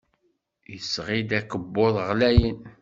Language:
Kabyle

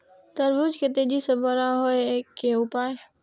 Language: Maithili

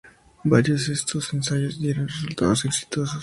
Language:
Spanish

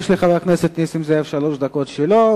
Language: Hebrew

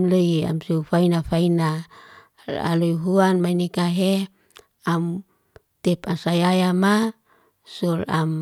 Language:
Liana-Seti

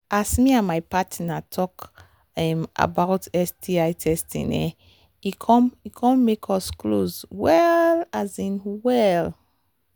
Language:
Nigerian Pidgin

